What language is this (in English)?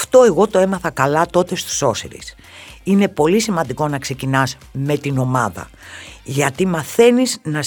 Greek